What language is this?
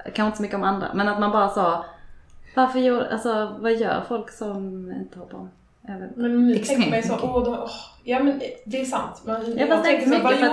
Swedish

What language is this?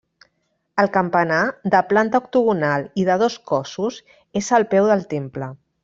Catalan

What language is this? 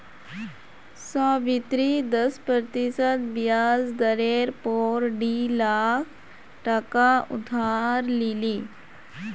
Magahi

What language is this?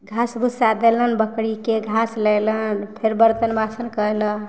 Maithili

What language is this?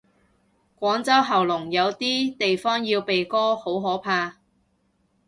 Cantonese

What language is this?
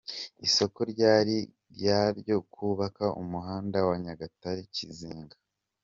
Kinyarwanda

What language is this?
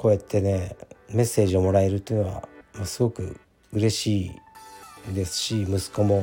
Japanese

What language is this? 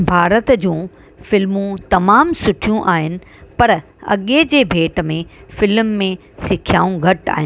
Sindhi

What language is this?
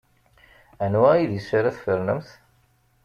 Kabyle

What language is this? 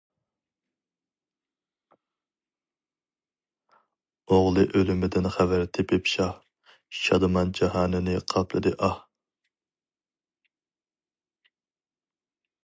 Uyghur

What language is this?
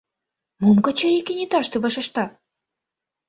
Mari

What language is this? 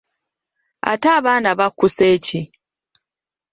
Ganda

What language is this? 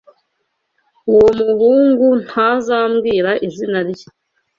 Kinyarwanda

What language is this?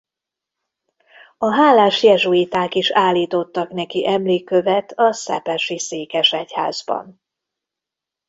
Hungarian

